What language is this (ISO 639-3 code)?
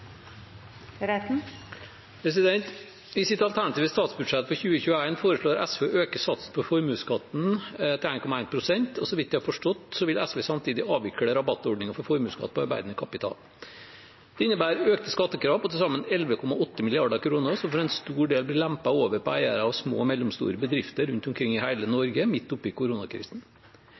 nob